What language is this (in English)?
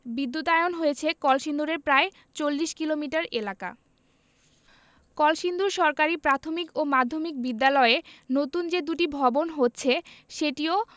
Bangla